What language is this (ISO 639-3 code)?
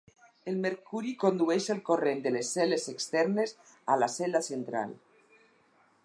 cat